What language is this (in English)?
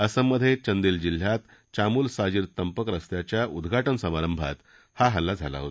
Marathi